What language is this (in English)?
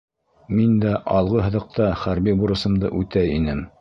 Bashkir